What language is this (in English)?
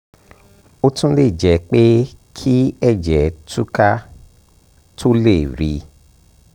Yoruba